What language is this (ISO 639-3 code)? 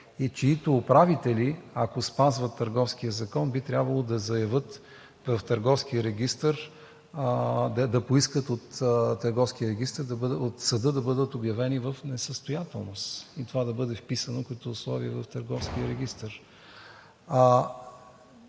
bul